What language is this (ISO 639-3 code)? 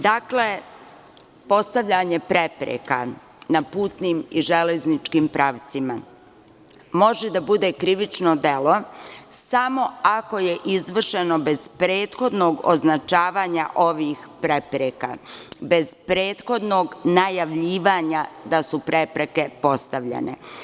srp